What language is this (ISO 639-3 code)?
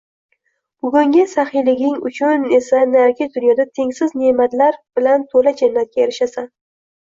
uzb